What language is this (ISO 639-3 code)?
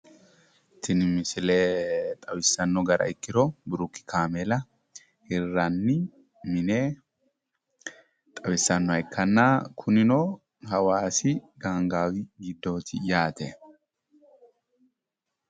sid